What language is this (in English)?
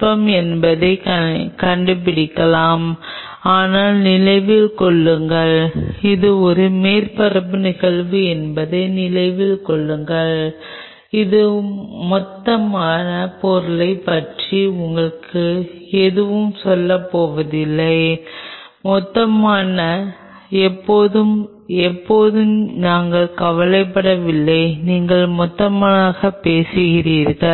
Tamil